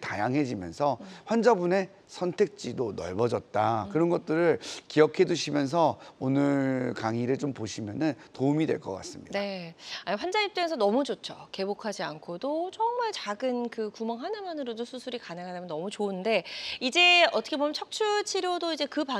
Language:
Korean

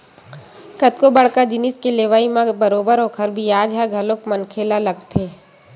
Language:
Chhattisgarhi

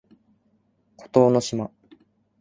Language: Japanese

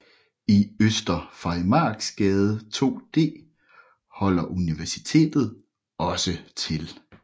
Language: Danish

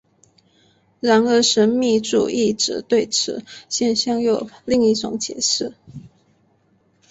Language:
Chinese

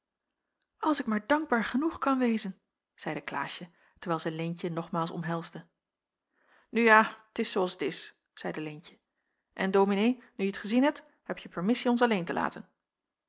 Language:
Dutch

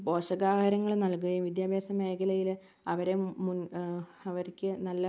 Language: Malayalam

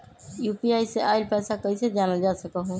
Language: Magahi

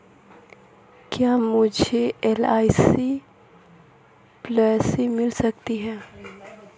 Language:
Hindi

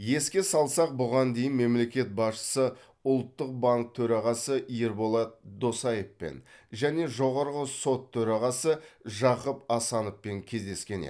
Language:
Kazakh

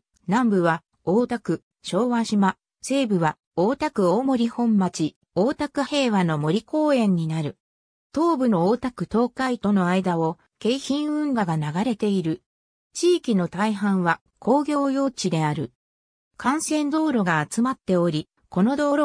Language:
Japanese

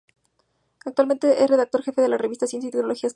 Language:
Spanish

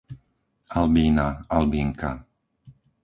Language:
Slovak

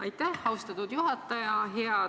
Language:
Estonian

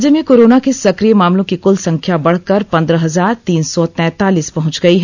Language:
Hindi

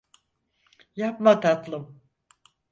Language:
Turkish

